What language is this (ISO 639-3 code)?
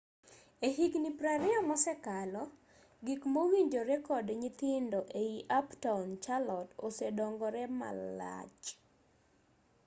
luo